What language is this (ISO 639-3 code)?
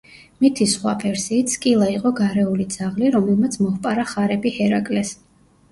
kat